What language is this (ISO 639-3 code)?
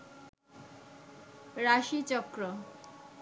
ben